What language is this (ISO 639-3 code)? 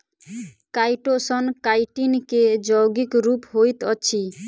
mai